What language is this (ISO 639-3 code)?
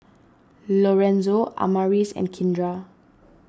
eng